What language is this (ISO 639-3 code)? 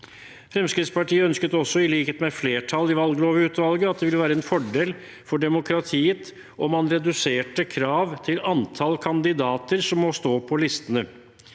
nor